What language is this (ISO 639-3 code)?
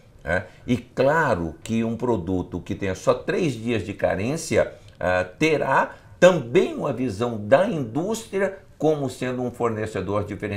por